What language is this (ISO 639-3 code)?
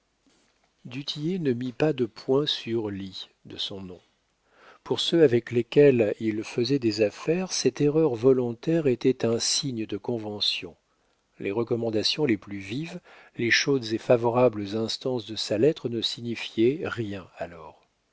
fra